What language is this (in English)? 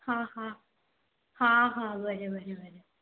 Konkani